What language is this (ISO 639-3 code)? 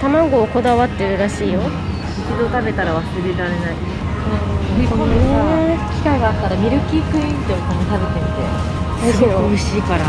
jpn